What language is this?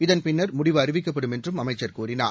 Tamil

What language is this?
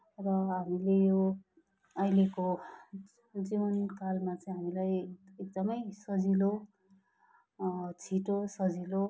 Nepali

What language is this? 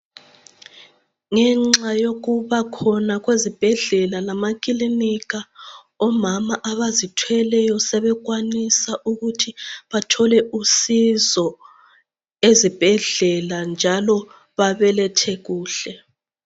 North Ndebele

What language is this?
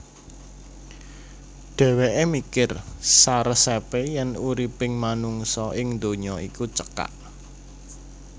Javanese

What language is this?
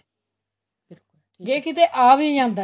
Punjabi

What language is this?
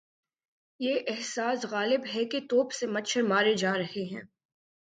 Urdu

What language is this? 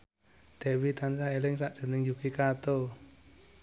Javanese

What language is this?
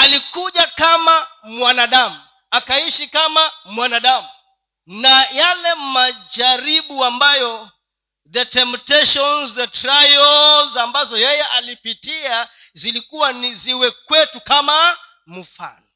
Swahili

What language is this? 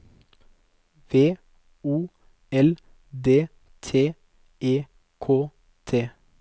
Norwegian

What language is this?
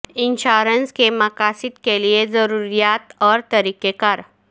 Urdu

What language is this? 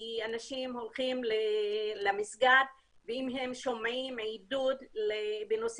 Hebrew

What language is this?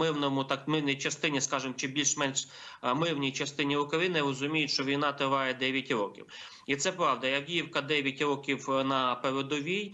Ukrainian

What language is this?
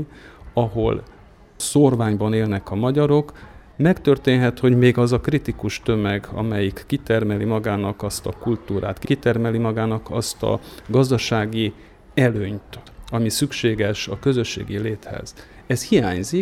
Hungarian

